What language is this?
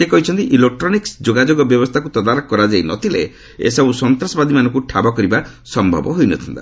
Odia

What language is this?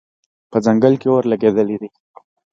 Pashto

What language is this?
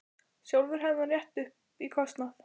Icelandic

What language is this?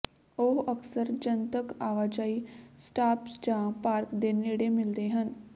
Punjabi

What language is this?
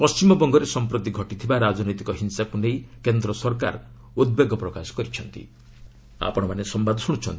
Odia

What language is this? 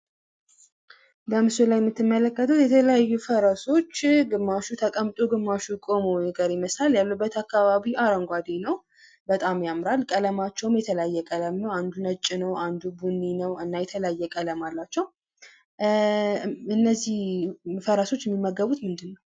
Amharic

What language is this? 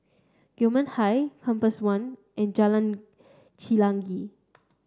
English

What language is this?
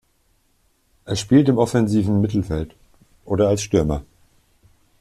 German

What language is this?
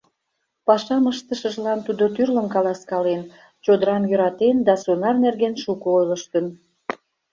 Mari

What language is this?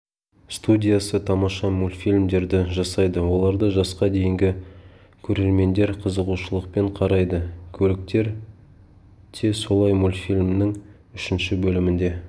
Kazakh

